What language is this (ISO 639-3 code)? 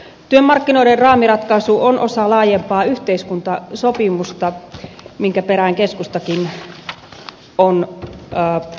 fin